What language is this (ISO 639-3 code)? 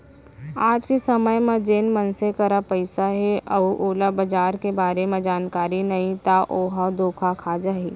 hne